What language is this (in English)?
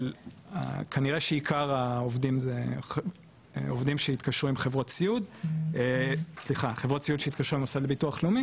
Hebrew